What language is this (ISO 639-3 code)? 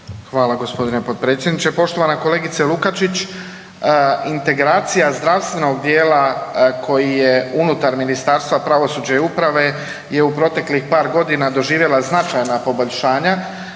hrv